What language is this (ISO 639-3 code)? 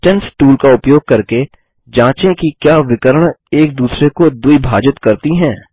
hin